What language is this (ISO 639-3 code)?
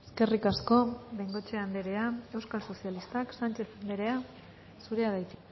eus